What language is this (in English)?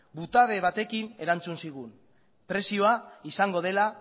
Basque